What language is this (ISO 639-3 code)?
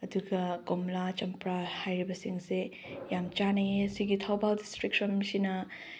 mni